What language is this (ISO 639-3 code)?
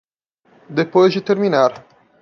por